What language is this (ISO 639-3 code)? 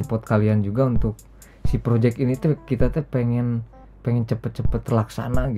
ind